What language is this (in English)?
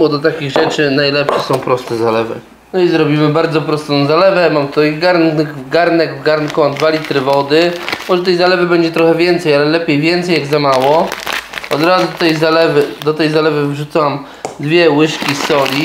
Polish